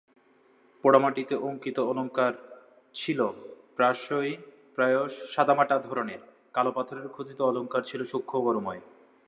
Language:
Bangla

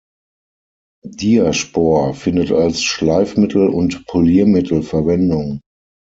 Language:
German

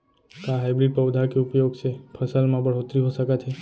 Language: Chhattisgarhi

